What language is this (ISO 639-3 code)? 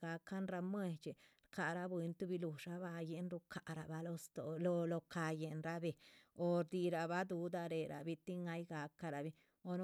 zpv